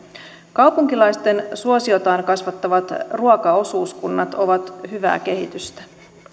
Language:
Finnish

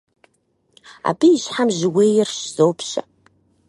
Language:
Kabardian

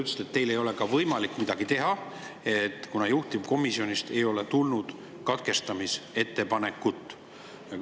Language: Estonian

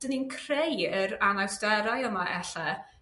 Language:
Welsh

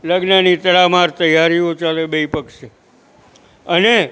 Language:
Gujarati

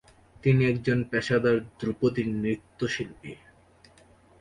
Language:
Bangla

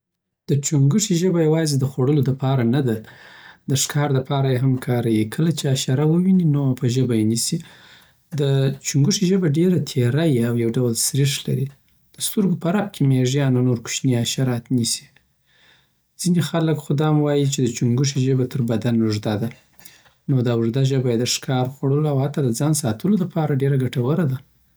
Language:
Southern Pashto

